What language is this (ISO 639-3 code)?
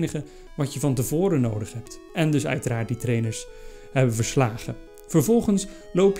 nld